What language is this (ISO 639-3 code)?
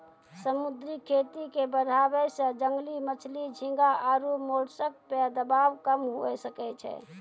mai